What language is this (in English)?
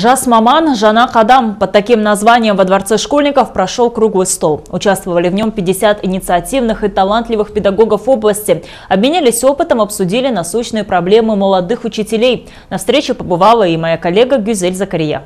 Russian